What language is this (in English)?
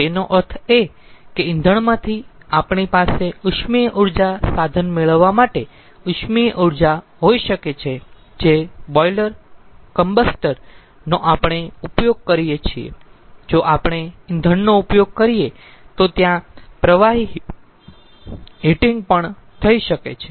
Gujarati